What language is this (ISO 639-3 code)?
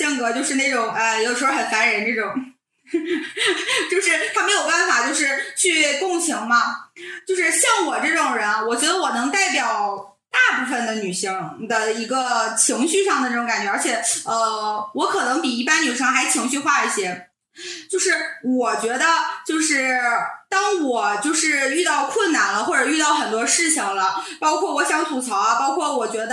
zho